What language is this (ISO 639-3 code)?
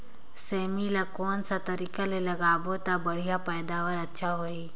hne